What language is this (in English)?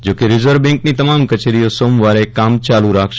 Gujarati